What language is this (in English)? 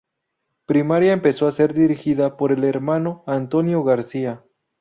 Spanish